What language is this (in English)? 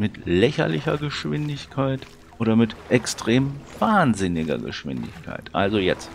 German